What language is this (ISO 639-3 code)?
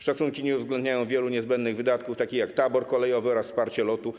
pol